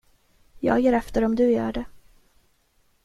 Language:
Swedish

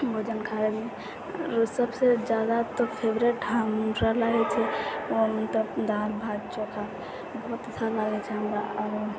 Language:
Maithili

